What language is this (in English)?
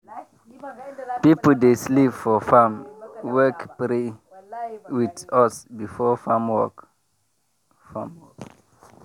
Nigerian Pidgin